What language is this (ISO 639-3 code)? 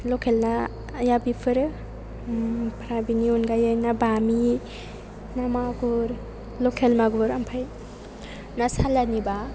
brx